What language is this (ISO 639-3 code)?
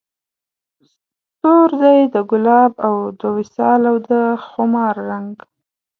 pus